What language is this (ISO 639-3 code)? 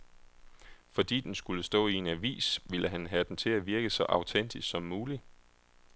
dan